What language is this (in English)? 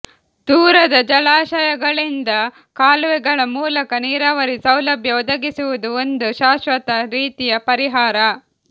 Kannada